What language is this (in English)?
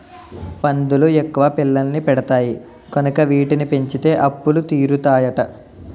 Telugu